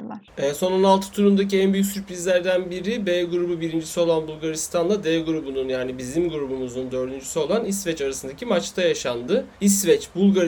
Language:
Turkish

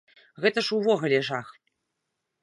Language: Belarusian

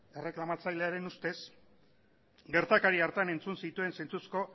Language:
Basque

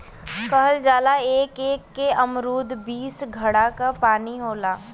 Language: Bhojpuri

